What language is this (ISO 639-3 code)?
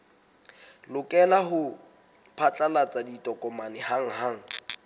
sot